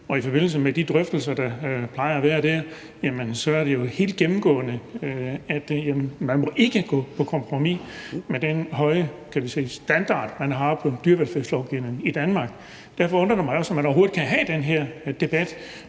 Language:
Danish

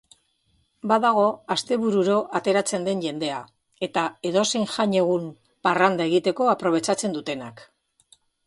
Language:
Basque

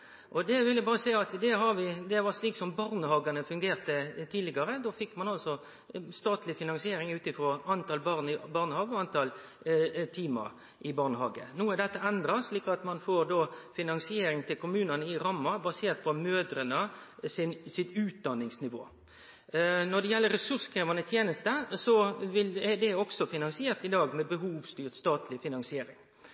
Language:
Norwegian Nynorsk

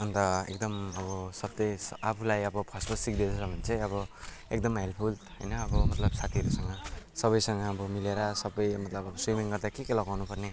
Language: Nepali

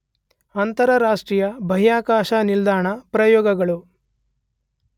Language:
Kannada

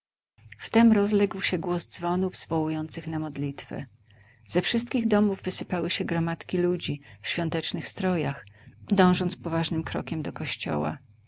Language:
Polish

